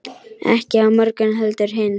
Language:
Icelandic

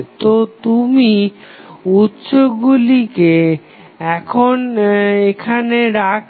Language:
Bangla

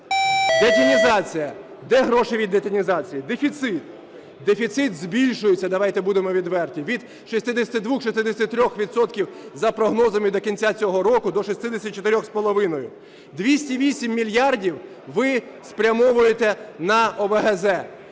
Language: Ukrainian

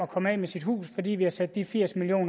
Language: Danish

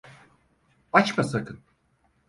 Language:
Turkish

